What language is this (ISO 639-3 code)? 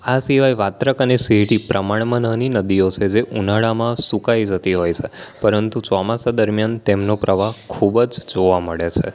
guj